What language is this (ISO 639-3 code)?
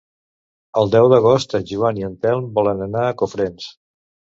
cat